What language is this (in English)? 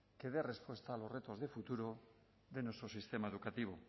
Spanish